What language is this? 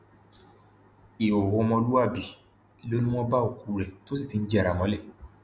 Yoruba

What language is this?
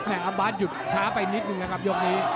Thai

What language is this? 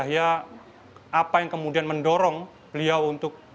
Indonesian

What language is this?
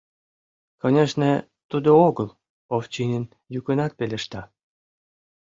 Mari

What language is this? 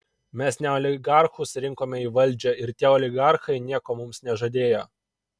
Lithuanian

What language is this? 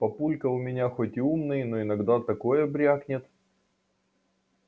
Russian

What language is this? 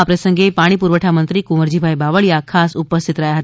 Gujarati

